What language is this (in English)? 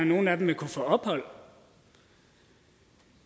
Danish